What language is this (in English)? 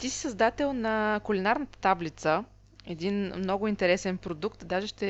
Bulgarian